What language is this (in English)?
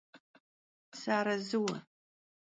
Kabardian